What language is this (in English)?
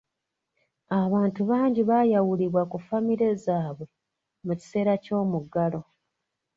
Ganda